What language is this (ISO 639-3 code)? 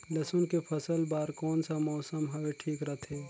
hne